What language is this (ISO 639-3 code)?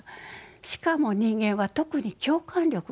jpn